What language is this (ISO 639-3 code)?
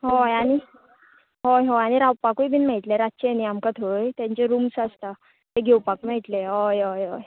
kok